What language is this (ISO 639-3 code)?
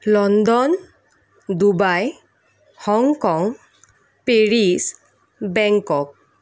asm